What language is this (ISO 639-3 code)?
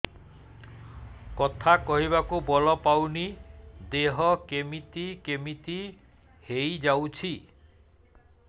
ori